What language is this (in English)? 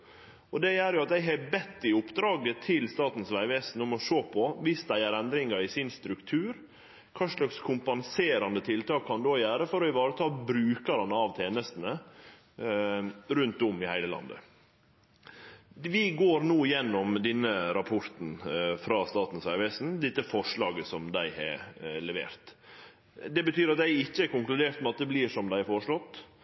Norwegian Nynorsk